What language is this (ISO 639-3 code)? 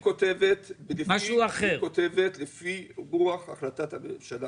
heb